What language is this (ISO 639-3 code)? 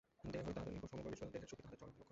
ben